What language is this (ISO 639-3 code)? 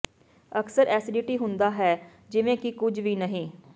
pan